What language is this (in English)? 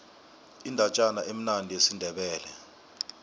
South Ndebele